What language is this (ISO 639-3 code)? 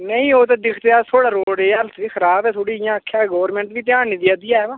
doi